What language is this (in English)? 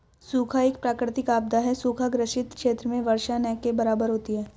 Hindi